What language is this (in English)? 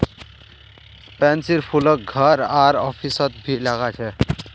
Magahi